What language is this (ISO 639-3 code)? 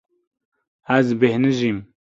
kur